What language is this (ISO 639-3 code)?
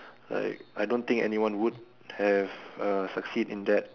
eng